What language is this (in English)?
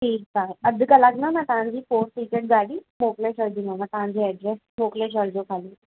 Sindhi